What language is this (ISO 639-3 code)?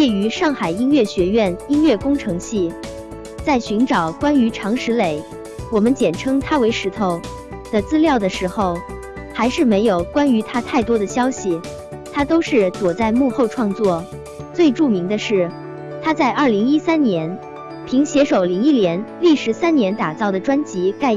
zho